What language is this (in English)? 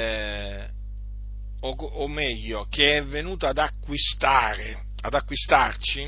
Italian